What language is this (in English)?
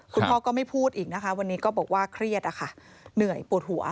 Thai